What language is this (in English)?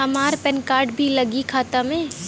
Bhojpuri